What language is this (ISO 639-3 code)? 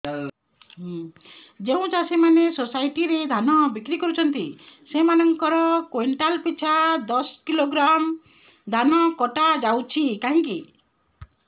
ori